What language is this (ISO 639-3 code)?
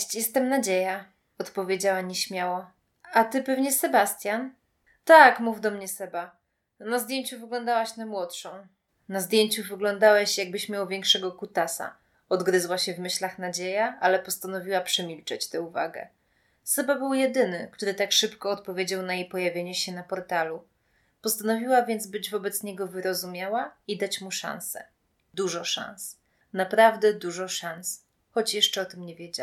pol